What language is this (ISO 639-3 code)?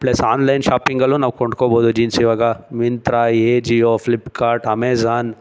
kan